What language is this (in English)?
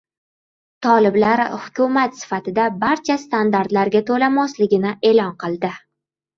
Uzbek